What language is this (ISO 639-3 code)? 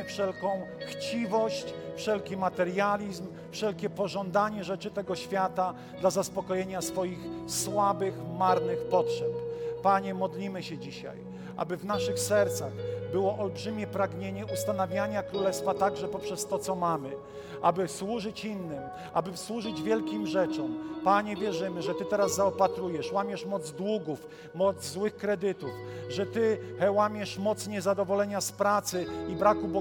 pol